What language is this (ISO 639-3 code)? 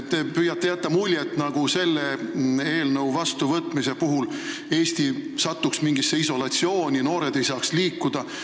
est